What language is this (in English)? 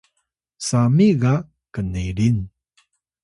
Atayal